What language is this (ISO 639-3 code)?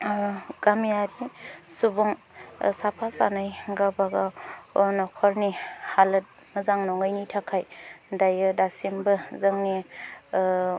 brx